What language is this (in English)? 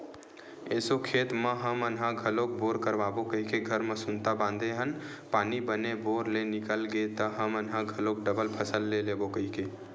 Chhattisgarhi